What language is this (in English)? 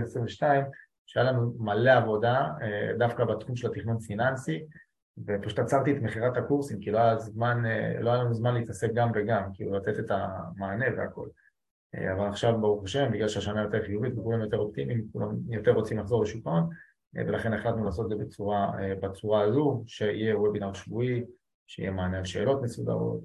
Hebrew